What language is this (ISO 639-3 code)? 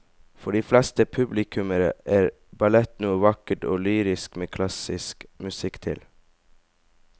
nor